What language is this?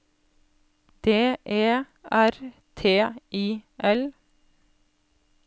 Norwegian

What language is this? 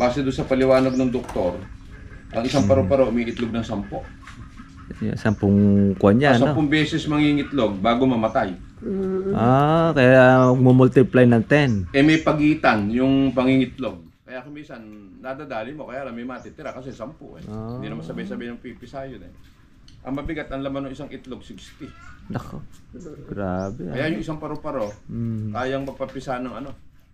Filipino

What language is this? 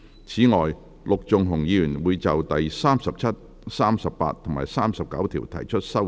Cantonese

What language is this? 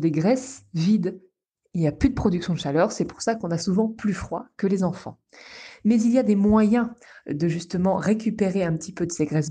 French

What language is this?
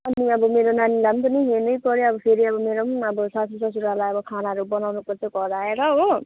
Nepali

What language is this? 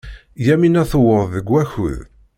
Kabyle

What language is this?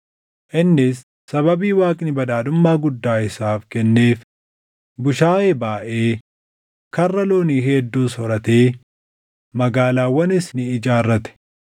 Oromo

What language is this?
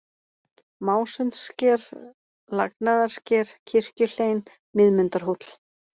Icelandic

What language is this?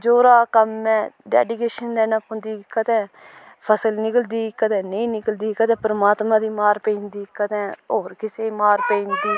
Dogri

